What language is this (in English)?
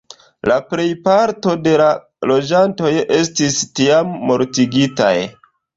Esperanto